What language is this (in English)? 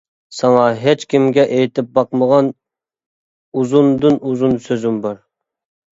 Uyghur